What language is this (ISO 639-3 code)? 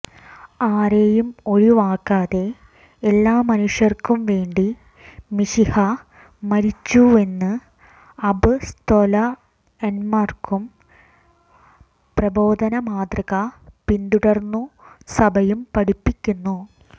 mal